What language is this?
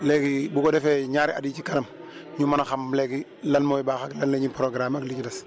Wolof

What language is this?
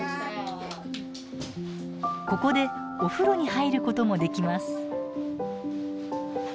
Japanese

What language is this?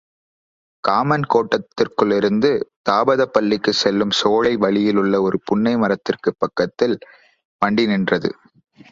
Tamil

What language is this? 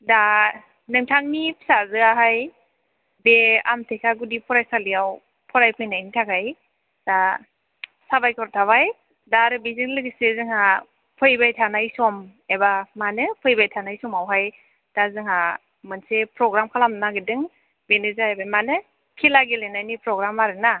Bodo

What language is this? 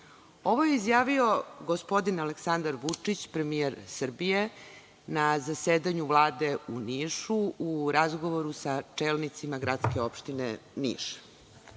Serbian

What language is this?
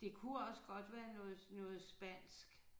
Danish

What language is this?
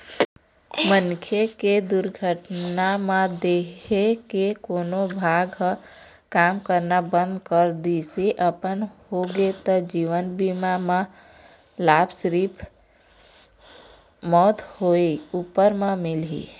Chhattisgarhi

